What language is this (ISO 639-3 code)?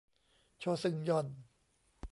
tha